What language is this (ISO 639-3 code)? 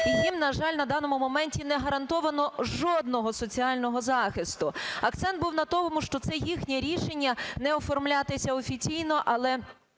ukr